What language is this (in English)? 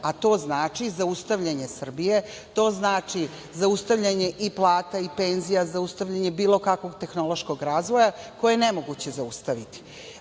Serbian